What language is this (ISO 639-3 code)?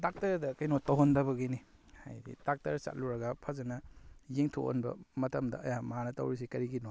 mni